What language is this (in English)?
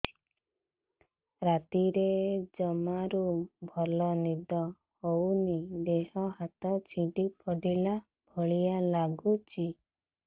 Odia